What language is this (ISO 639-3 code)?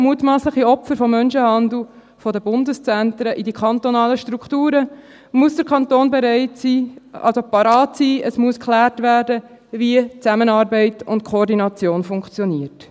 gsw